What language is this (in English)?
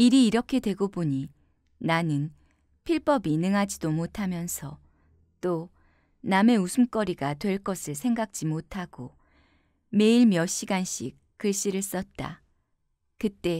Korean